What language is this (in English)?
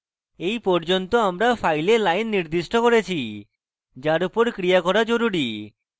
Bangla